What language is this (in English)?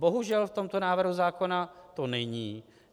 Czech